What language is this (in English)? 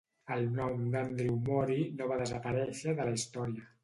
Catalan